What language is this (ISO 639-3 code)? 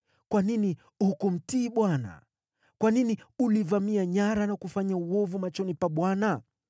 swa